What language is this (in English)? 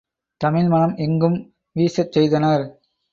Tamil